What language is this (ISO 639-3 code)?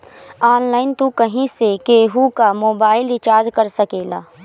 bho